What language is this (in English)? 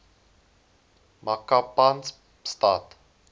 Afrikaans